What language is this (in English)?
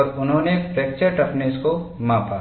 Hindi